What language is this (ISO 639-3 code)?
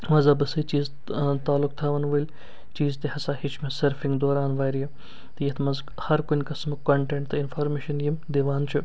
kas